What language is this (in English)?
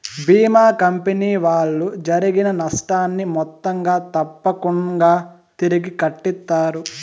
Telugu